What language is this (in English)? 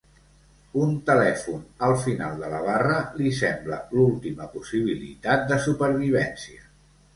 Catalan